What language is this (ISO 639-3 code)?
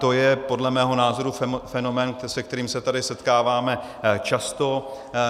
ces